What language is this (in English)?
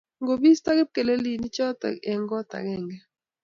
Kalenjin